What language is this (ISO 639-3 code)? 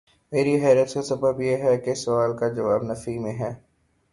urd